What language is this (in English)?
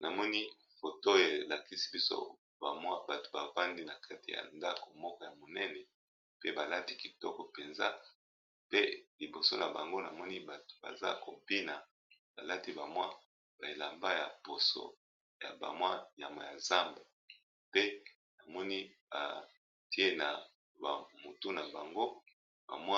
Lingala